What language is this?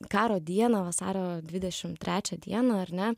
Lithuanian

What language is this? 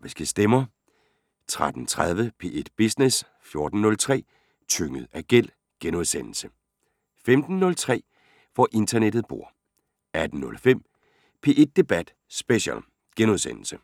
Danish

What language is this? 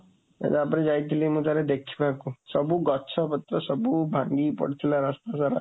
Odia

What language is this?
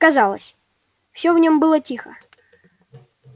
Russian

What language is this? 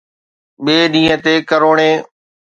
Sindhi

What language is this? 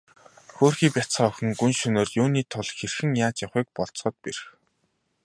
Mongolian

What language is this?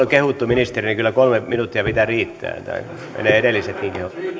Finnish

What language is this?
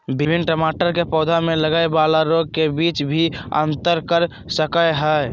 Magahi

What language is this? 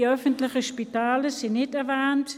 Swiss German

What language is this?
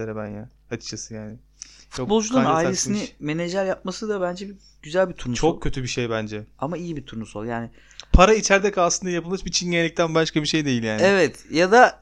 Turkish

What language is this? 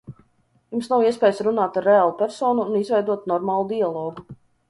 Latvian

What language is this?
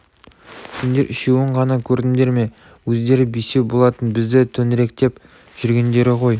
Kazakh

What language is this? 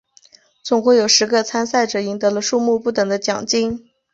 Chinese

